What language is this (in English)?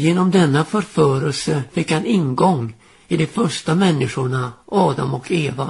Swedish